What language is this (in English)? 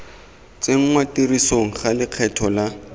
Tswana